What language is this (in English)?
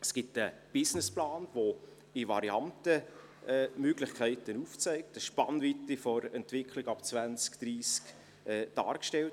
Swiss German